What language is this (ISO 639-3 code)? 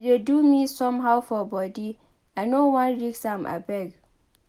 pcm